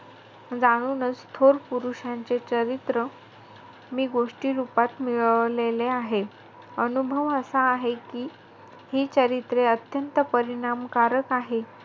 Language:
Marathi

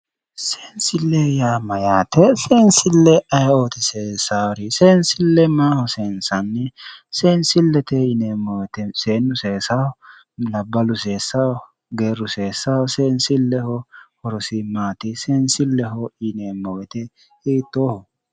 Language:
Sidamo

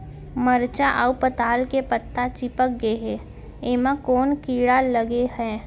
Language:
Chhattisgarhi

